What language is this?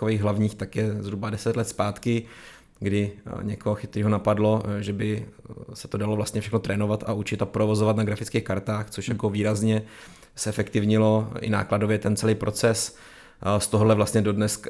Czech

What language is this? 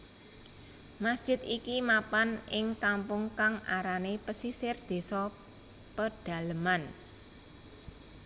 Javanese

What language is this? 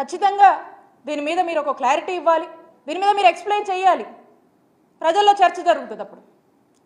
Telugu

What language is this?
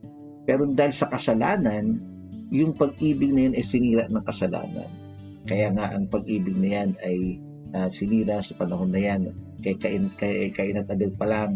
Filipino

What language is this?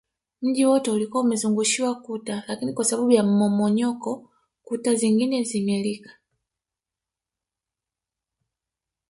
Swahili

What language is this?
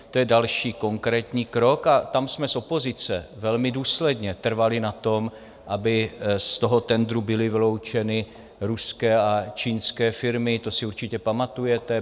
Czech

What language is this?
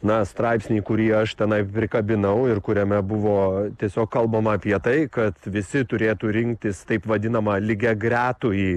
Lithuanian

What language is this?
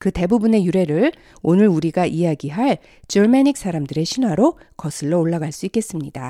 Korean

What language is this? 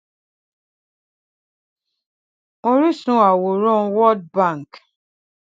Yoruba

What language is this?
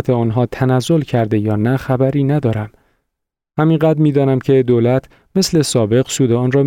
Persian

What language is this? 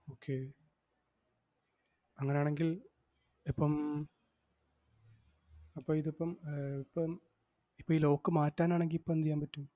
Malayalam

